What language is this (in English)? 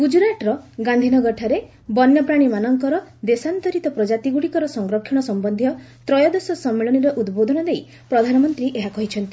Odia